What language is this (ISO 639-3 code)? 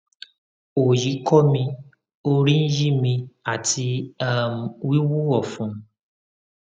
yor